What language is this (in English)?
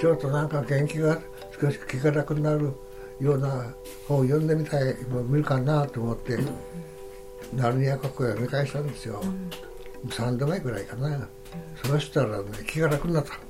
Japanese